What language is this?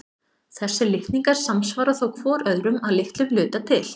Icelandic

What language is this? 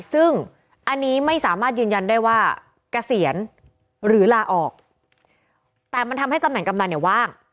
Thai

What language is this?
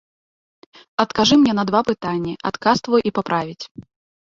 Belarusian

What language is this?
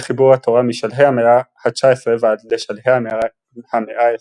Hebrew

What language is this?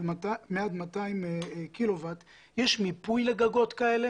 Hebrew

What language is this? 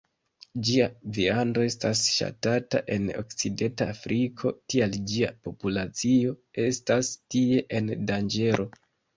Esperanto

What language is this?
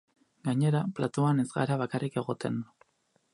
Basque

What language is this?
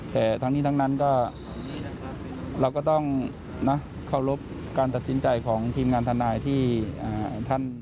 Thai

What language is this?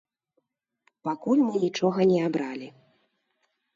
Belarusian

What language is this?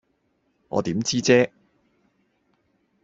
Cantonese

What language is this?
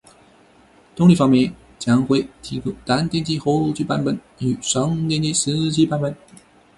Chinese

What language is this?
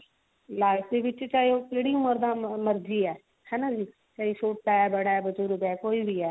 Punjabi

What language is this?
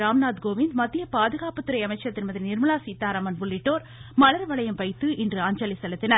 Tamil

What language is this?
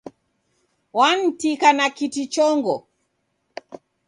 Taita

